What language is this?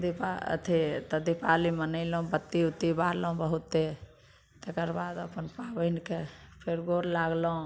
Maithili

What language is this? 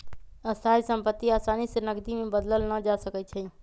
Magahi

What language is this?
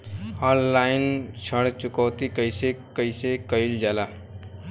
Bhojpuri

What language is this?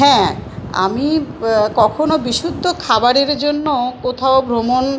Bangla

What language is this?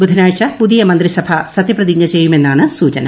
Malayalam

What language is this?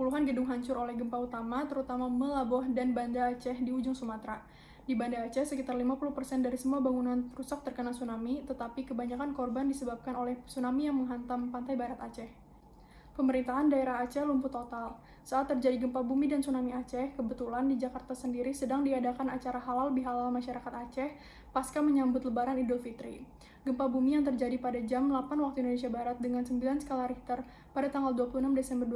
Indonesian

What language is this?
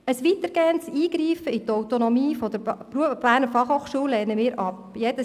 Swiss German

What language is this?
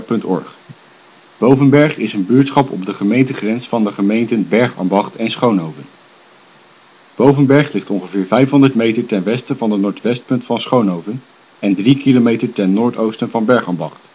Dutch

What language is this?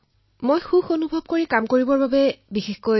Assamese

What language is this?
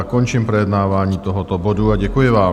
Czech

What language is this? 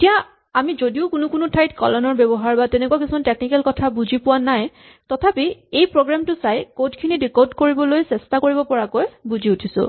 Assamese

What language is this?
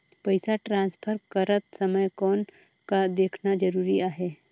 Chhattisgarhi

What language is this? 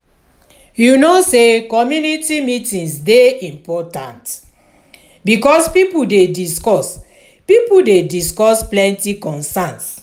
Nigerian Pidgin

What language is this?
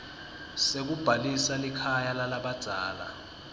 Swati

